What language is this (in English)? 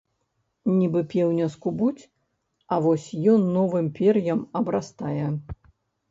Belarusian